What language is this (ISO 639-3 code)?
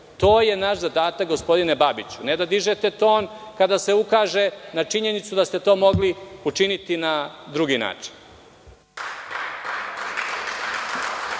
srp